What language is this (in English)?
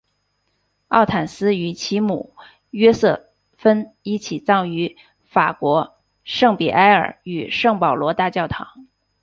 Chinese